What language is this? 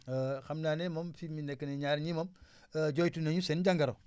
Wolof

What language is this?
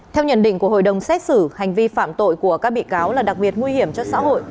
Vietnamese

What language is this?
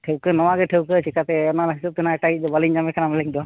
Santali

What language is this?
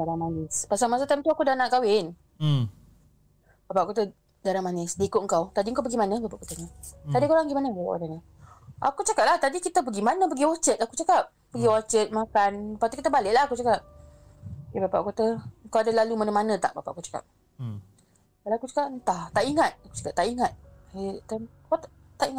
Malay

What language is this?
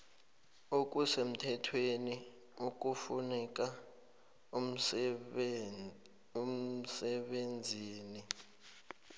South Ndebele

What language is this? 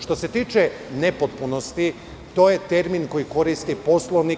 Serbian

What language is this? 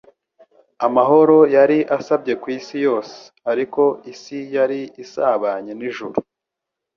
Kinyarwanda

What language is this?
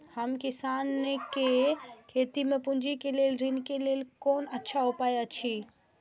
Maithili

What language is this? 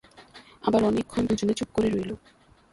Bangla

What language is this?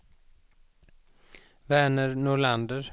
Swedish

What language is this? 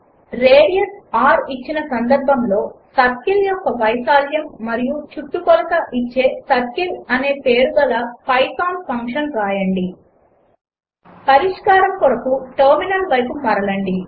Telugu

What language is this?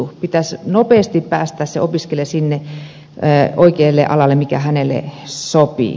Finnish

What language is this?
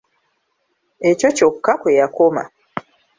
Ganda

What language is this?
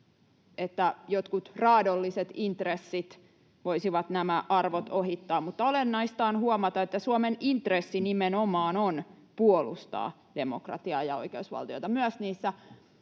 Finnish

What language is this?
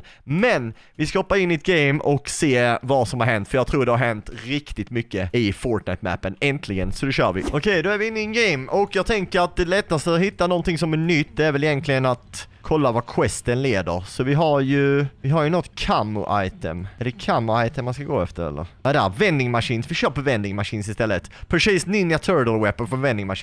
Swedish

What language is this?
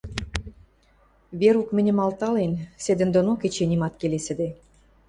Western Mari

